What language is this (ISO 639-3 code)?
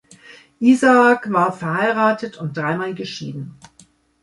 deu